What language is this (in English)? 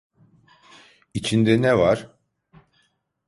Turkish